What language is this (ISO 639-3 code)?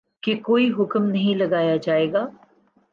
urd